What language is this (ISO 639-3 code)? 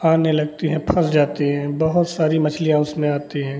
hin